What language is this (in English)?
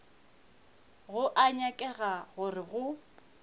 Northern Sotho